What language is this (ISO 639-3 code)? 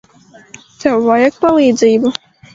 lav